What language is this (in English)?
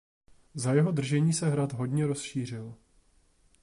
Czech